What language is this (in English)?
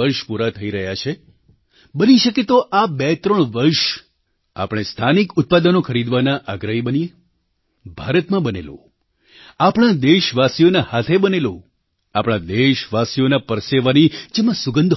Gujarati